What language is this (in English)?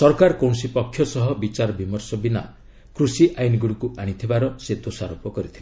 Odia